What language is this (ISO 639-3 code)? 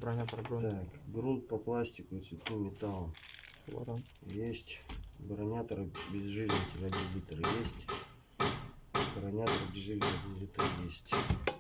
rus